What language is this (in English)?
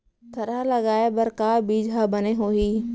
Chhattisgarhi